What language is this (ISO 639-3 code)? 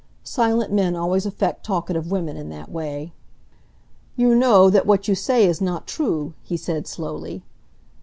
eng